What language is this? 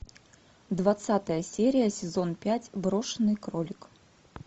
Russian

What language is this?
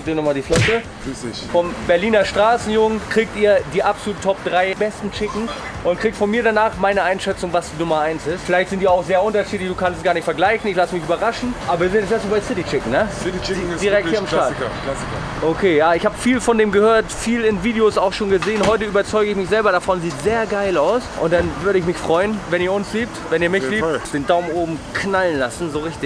German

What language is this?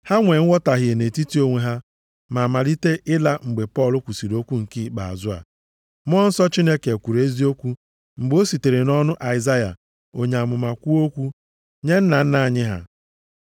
Igbo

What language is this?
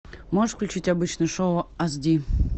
Russian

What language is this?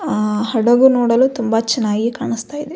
Kannada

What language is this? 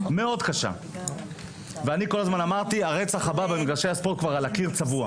Hebrew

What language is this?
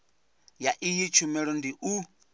Venda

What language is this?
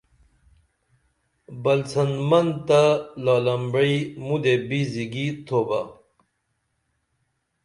Dameli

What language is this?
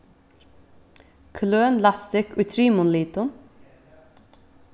Faroese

